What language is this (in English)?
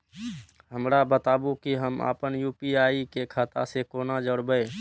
Maithili